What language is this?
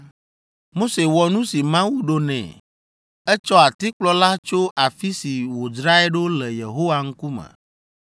Ewe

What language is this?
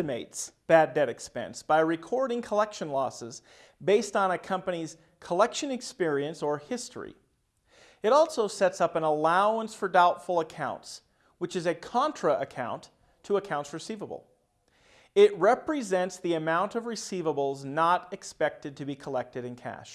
English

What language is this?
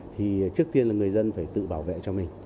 Vietnamese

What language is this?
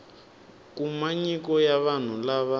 Tsonga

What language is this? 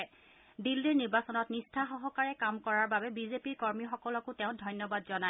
Assamese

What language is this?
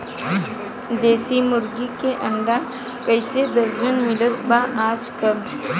Bhojpuri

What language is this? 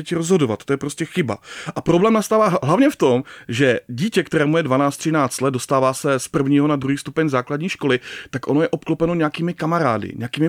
Czech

